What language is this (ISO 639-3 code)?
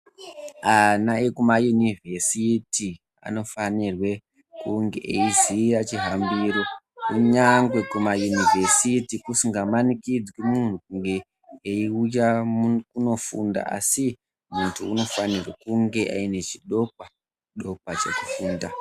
ndc